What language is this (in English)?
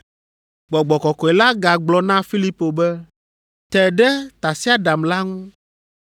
Ewe